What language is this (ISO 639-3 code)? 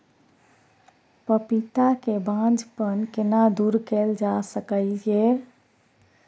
mai